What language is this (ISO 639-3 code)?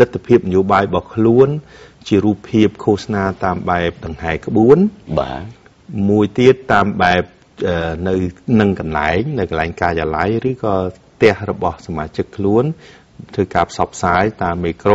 tha